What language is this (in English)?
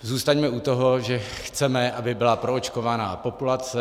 Czech